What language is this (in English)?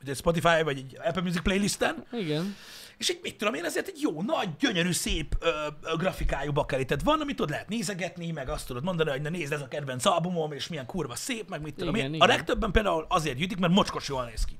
Hungarian